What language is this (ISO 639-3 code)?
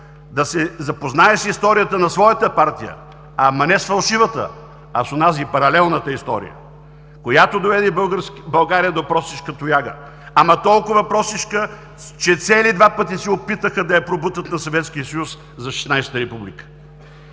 bul